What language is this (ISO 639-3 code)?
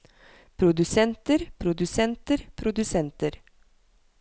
nor